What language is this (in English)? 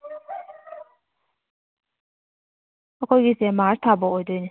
Manipuri